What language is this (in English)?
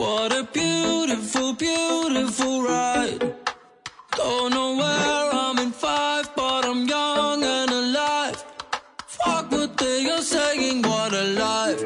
Persian